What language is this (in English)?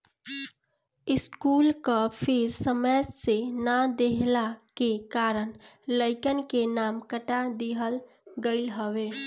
Bhojpuri